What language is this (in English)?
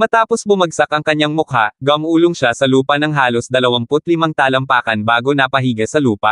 Filipino